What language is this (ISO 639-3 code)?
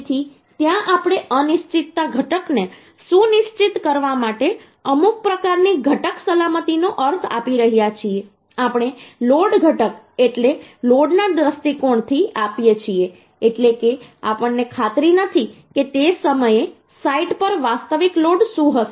guj